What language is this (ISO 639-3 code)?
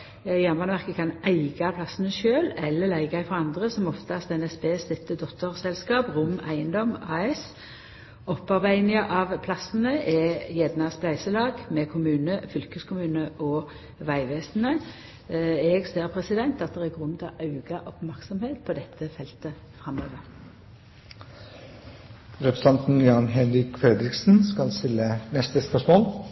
nno